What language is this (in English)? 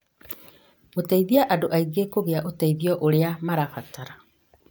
Kikuyu